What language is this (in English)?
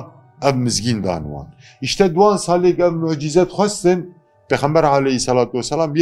Turkish